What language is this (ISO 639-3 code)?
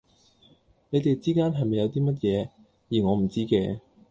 yue